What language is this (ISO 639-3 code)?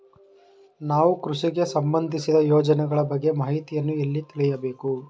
kan